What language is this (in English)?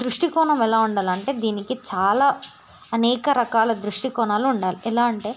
Telugu